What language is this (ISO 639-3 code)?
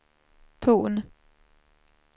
swe